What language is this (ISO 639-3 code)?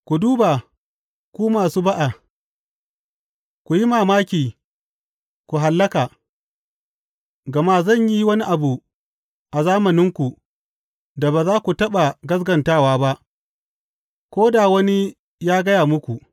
hau